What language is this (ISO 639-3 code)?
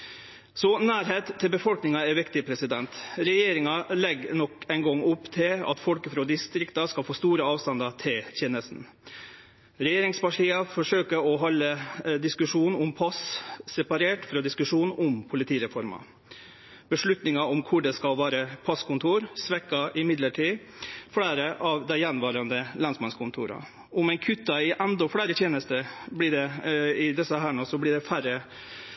nno